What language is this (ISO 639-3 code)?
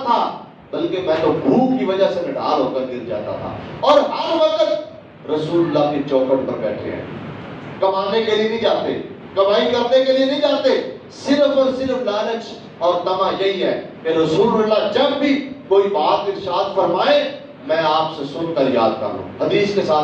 urd